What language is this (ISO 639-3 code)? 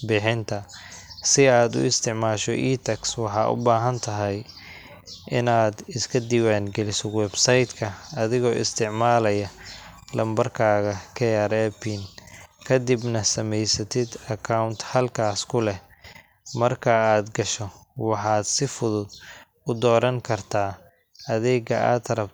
som